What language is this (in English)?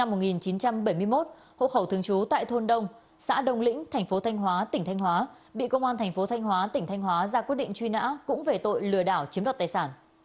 Vietnamese